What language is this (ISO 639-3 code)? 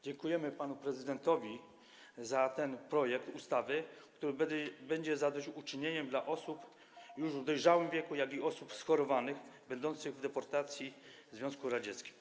pol